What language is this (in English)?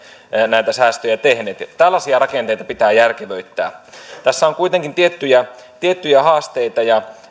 Finnish